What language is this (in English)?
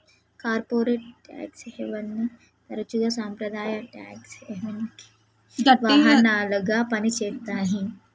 Telugu